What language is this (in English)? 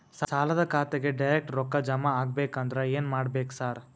Kannada